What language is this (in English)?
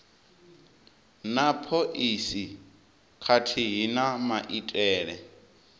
Venda